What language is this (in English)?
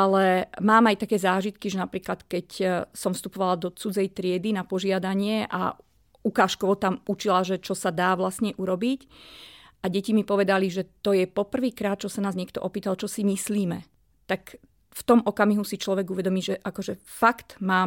Slovak